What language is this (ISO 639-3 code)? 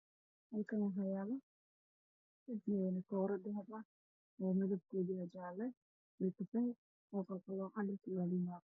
som